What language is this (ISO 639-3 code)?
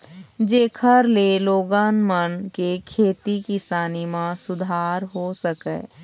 hne